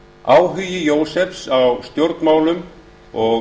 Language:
Icelandic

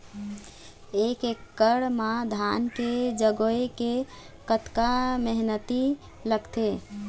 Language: Chhattisgarhi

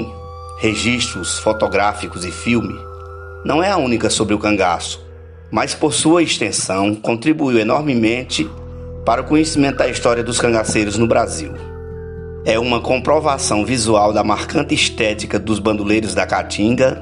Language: Portuguese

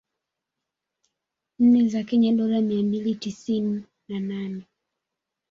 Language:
Swahili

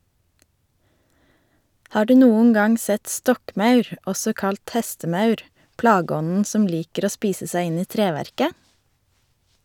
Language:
Norwegian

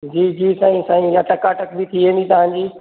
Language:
Sindhi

